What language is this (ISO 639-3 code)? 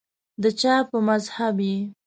pus